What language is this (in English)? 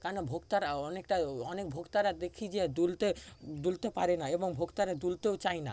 Bangla